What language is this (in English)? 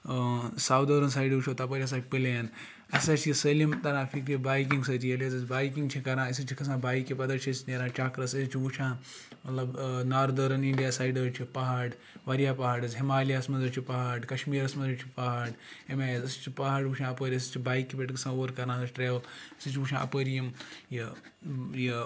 Kashmiri